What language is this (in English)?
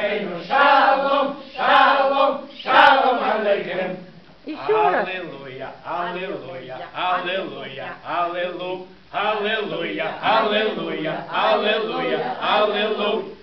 Ukrainian